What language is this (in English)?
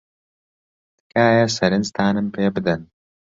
Central Kurdish